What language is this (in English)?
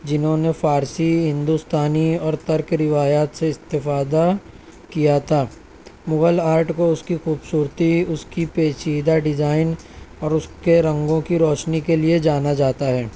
Urdu